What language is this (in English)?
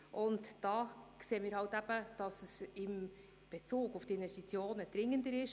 Swiss German